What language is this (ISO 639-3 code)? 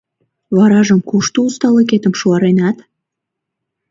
chm